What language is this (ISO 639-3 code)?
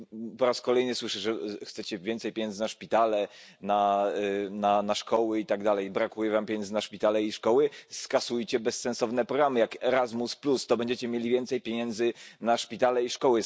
pol